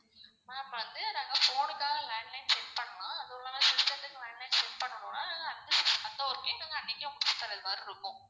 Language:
Tamil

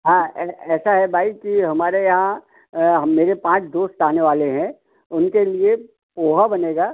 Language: Hindi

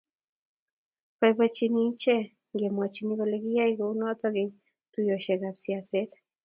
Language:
Kalenjin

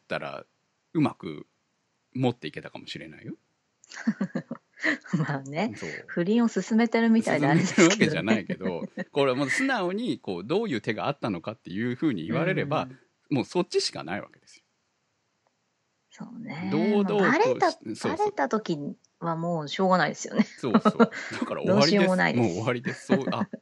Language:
Japanese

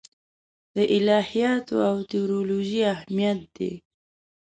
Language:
Pashto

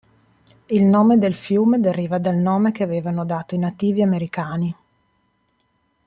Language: Italian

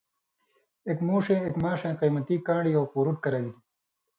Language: Indus Kohistani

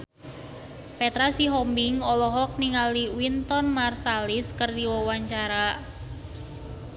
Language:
Sundanese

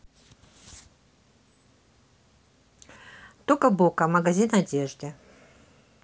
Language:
Russian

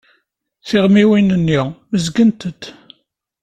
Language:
Kabyle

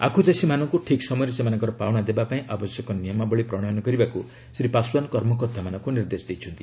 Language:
Odia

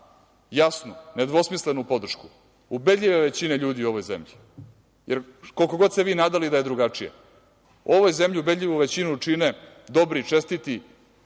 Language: Serbian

